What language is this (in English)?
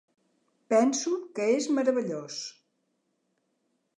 Catalan